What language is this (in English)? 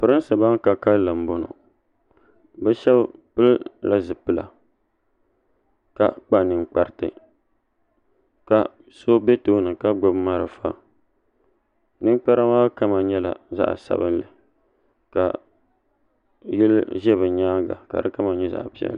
Dagbani